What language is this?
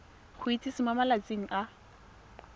Tswana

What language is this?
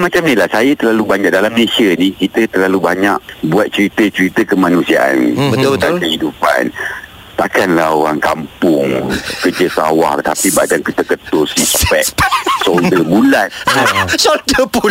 Malay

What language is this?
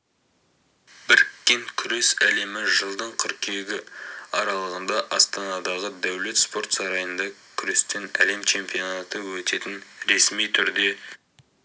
Kazakh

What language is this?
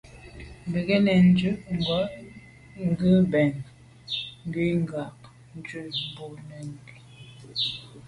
Medumba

